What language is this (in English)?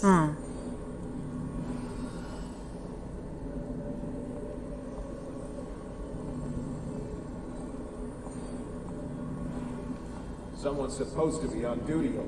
Ukrainian